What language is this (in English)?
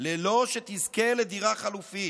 Hebrew